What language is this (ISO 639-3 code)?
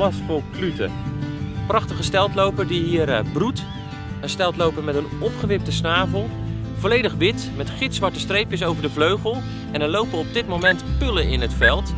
nld